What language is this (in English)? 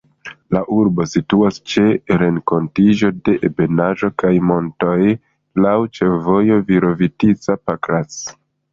Esperanto